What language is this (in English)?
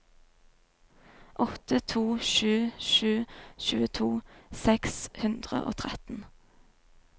Norwegian